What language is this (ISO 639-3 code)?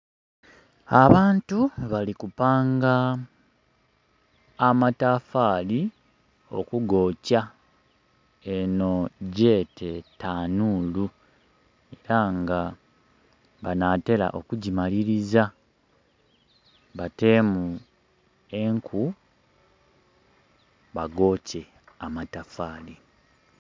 xog